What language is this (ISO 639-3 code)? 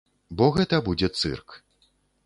bel